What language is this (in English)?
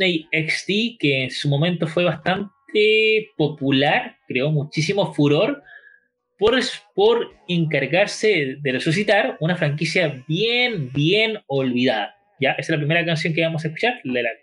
Spanish